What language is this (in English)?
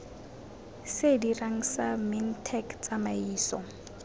Tswana